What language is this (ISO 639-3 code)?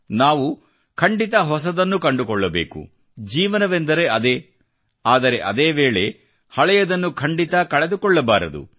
kan